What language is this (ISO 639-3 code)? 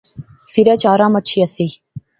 phr